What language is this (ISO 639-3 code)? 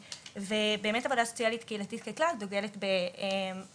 heb